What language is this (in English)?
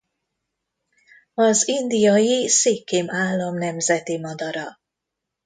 Hungarian